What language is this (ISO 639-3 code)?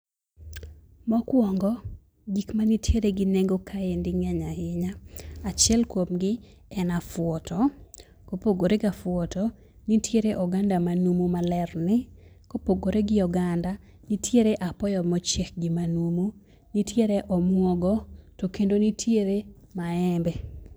luo